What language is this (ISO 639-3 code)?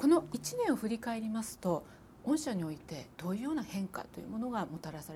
jpn